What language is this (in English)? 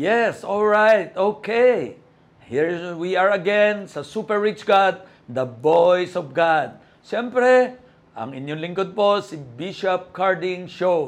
Filipino